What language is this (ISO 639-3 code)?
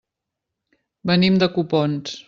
cat